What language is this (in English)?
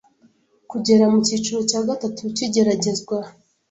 Kinyarwanda